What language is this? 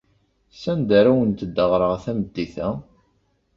Kabyle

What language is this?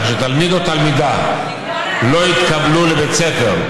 Hebrew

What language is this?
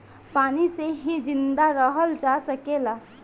Bhojpuri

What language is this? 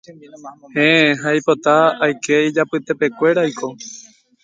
Guarani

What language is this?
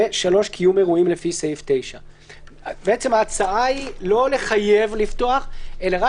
Hebrew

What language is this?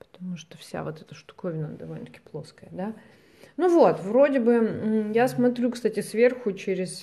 Russian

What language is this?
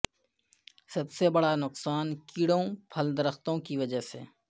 Urdu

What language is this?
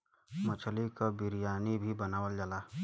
Bhojpuri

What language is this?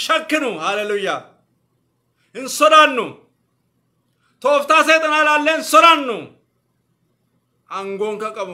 Arabic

